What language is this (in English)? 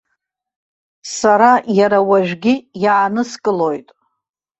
Abkhazian